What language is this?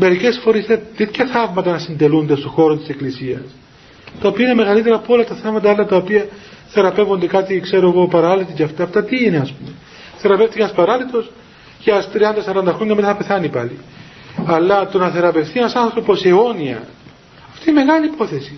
Greek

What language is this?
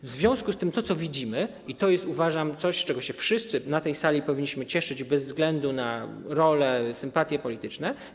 Polish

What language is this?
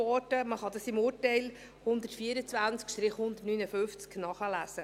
Swiss German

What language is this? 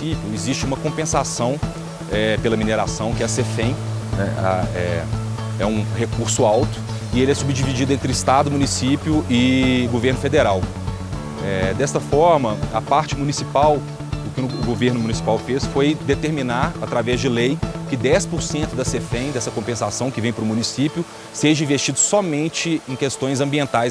Portuguese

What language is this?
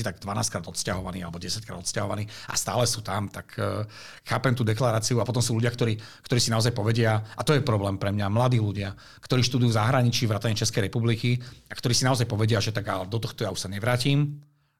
Czech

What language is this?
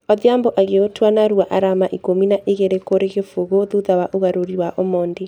Kikuyu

